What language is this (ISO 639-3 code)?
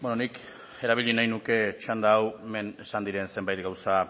eus